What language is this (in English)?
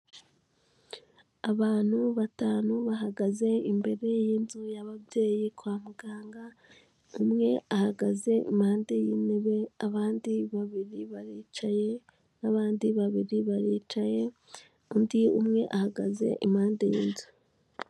Kinyarwanda